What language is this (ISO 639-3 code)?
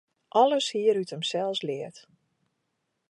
fry